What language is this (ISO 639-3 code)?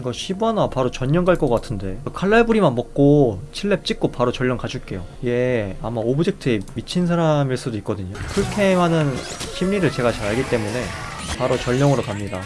kor